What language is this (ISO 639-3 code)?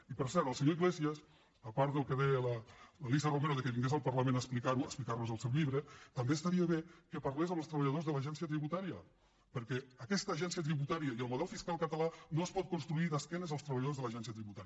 cat